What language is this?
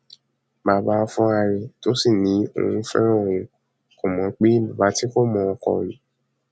Yoruba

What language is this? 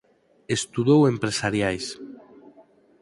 Galician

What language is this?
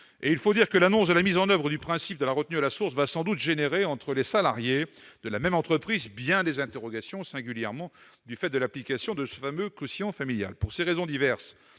French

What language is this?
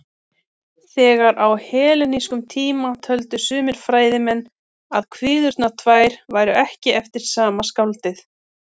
Icelandic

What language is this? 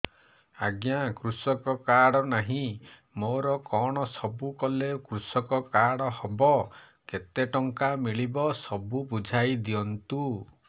Odia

